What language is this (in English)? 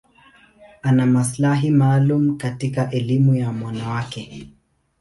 Swahili